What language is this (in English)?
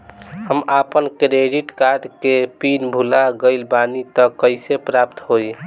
Bhojpuri